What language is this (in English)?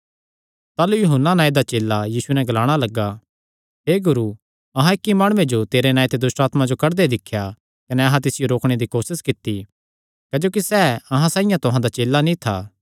Kangri